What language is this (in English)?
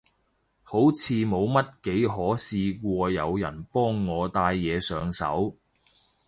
Cantonese